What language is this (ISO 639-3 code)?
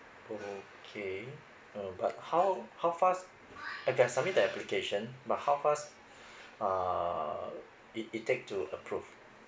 eng